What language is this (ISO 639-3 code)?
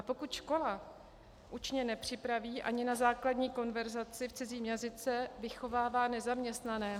ces